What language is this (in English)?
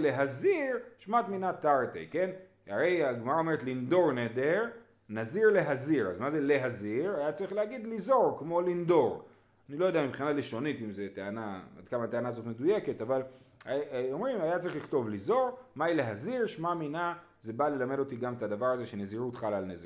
Hebrew